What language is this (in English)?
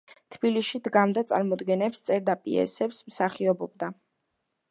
Georgian